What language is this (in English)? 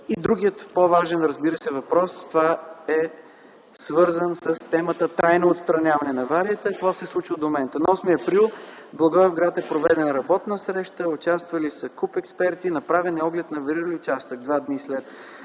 Bulgarian